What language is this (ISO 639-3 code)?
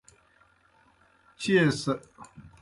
plk